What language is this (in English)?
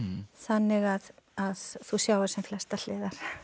Icelandic